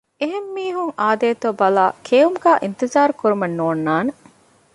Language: Divehi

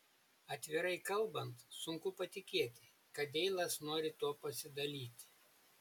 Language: Lithuanian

